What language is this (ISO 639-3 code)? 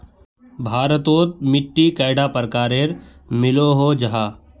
mag